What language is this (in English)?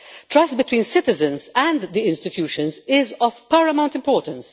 English